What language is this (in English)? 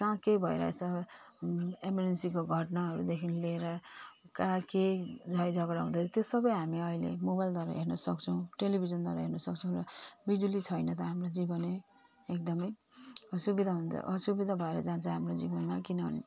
Nepali